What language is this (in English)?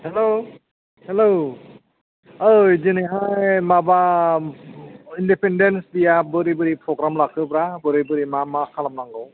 Bodo